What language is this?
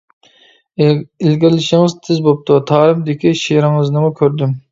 Uyghur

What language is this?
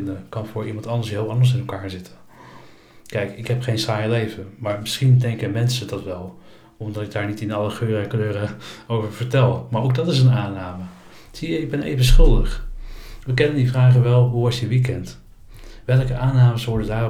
Dutch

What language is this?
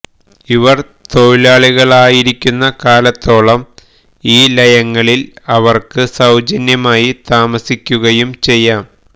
Malayalam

